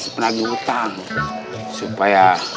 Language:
Indonesian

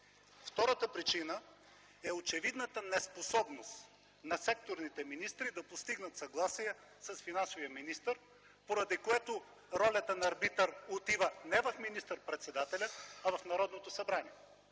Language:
Bulgarian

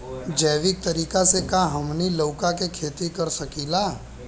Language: Bhojpuri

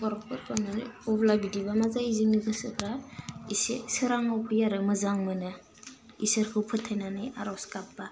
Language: Bodo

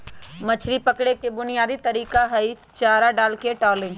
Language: Magahi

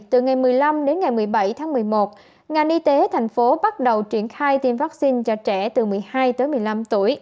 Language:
Vietnamese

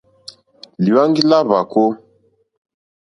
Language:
Mokpwe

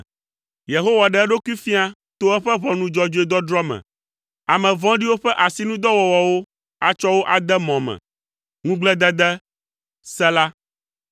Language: Ewe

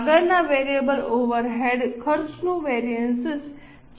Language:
Gujarati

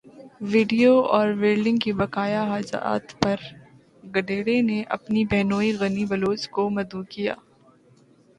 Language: Urdu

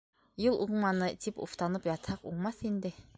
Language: Bashkir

